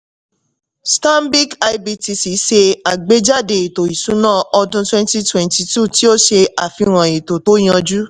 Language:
Yoruba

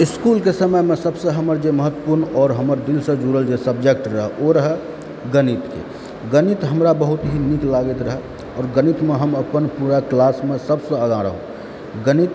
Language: Maithili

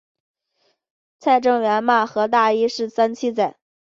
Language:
Chinese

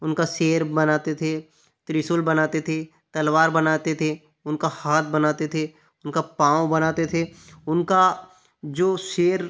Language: Hindi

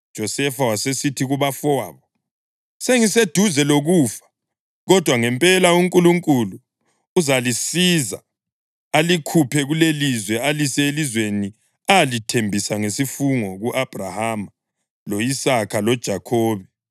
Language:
North Ndebele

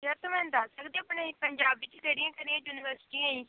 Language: Punjabi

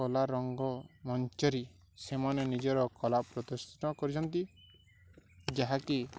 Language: Odia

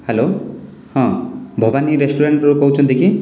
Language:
Odia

